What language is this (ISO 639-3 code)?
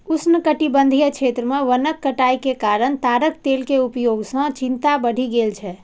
mai